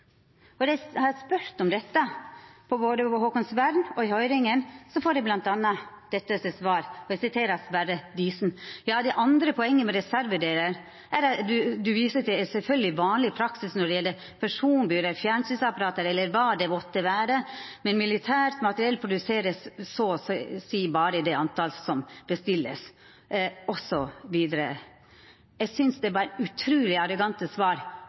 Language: Norwegian Nynorsk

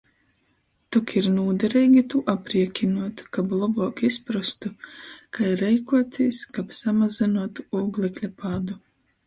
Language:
Latgalian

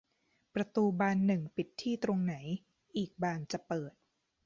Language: Thai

